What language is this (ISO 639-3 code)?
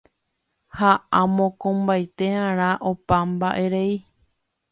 grn